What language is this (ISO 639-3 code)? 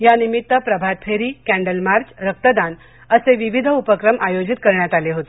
mar